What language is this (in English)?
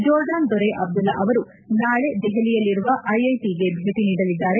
Kannada